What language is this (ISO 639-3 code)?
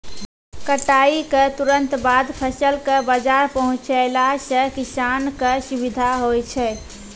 mai